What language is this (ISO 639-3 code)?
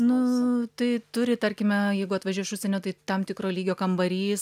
lit